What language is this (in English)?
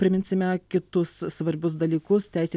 Lithuanian